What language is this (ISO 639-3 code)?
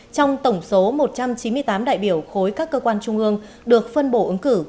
vie